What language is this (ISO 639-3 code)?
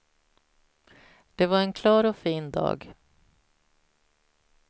swe